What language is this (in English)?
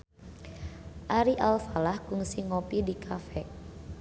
Sundanese